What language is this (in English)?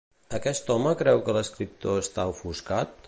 Catalan